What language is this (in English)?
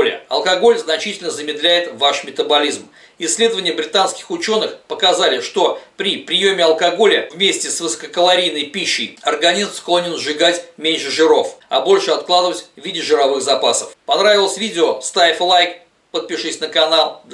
Russian